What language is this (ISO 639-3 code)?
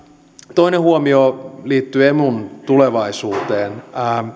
fin